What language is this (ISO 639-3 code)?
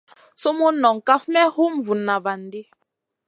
mcn